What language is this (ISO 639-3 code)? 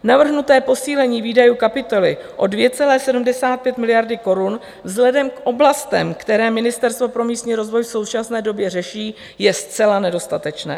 ces